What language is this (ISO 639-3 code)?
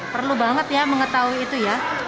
ind